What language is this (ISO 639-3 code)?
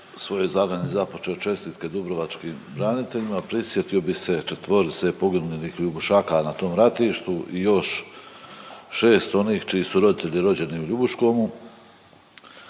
hrv